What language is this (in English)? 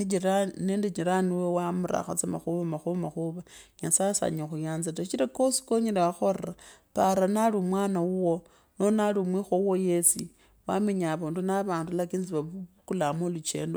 Kabras